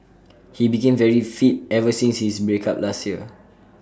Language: English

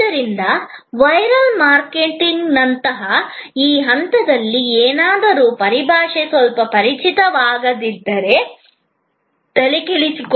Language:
Kannada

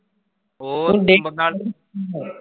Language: Punjabi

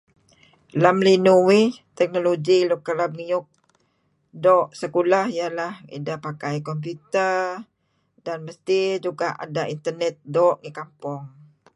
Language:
Kelabit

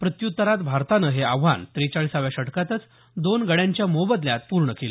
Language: Marathi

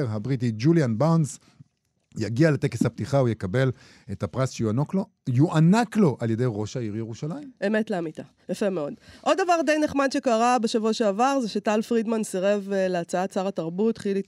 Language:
Hebrew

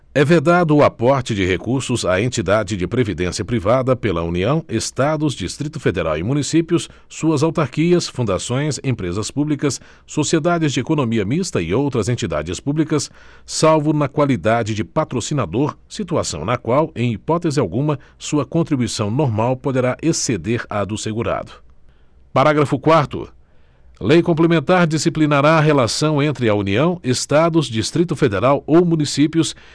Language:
Portuguese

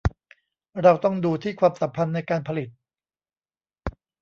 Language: Thai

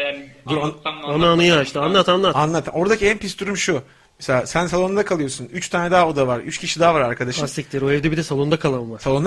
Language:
Turkish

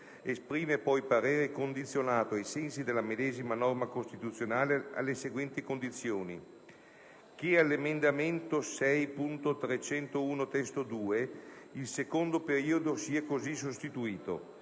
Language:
Italian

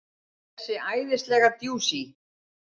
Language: Icelandic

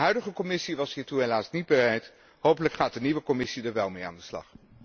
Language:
Dutch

